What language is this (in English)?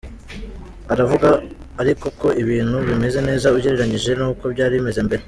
Kinyarwanda